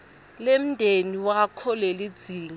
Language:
Swati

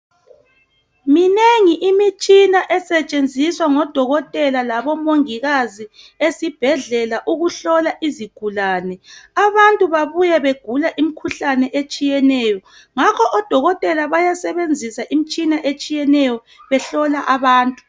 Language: North Ndebele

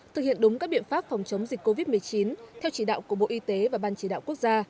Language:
Vietnamese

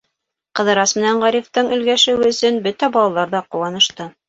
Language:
Bashkir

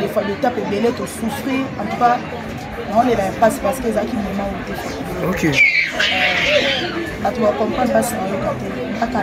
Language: French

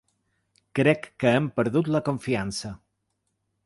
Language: Catalan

